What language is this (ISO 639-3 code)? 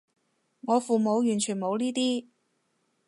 yue